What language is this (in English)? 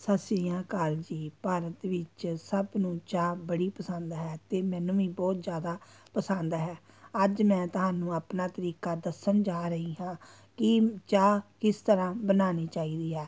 Punjabi